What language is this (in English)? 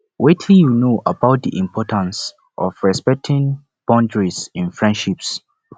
Nigerian Pidgin